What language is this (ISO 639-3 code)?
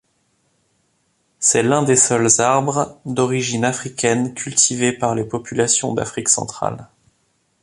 fra